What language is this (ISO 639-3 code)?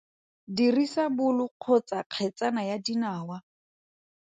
tsn